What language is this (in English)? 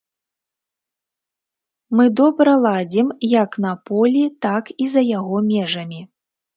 Belarusian